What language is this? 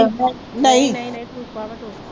Punjabi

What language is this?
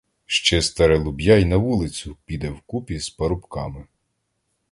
Ukrainian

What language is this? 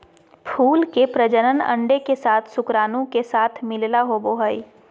Magahi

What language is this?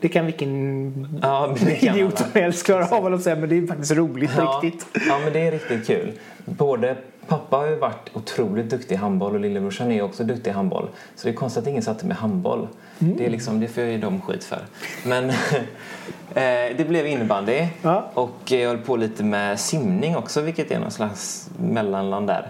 Swedish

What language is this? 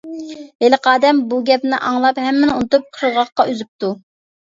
Uyghur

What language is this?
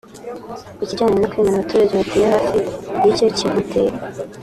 Kinyarwanda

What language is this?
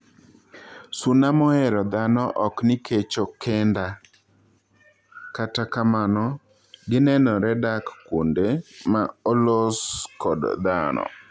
Luo (Kenya and Tanzania)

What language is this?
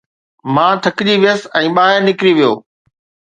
Sindhi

